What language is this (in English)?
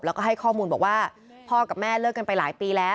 Thai